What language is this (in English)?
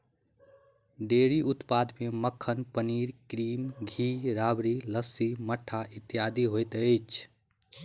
Maithili